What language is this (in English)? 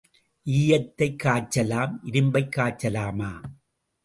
Tamil